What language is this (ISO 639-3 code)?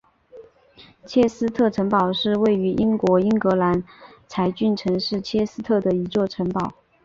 zho